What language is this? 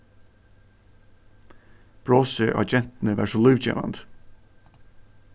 Faroese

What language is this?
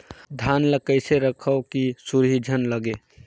Chhattisgarhi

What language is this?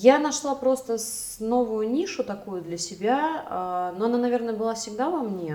Russian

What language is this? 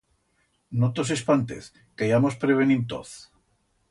Aragonese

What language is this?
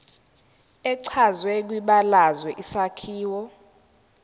Zulu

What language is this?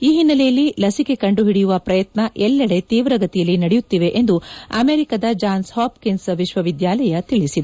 Kannada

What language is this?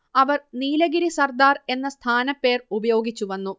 Malayalam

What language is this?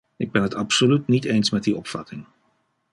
Dutch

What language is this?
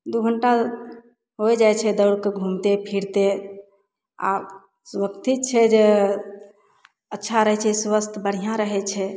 Maithili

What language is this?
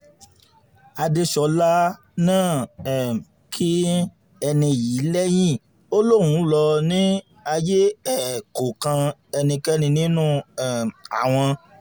Yoruba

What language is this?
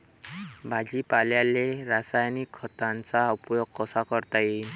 Marathi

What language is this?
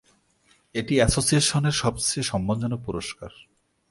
Bangla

